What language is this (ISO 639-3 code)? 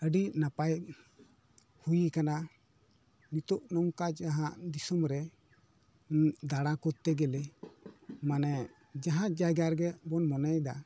sat